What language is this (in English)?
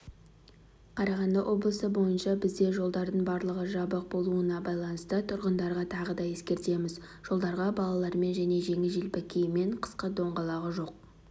Kazakh